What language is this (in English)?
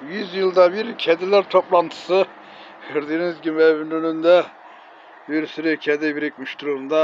Turkish